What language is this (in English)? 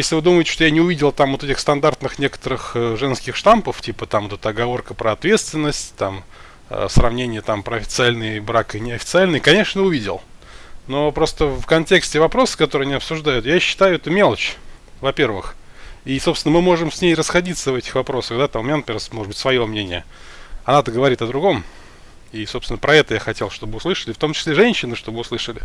Russian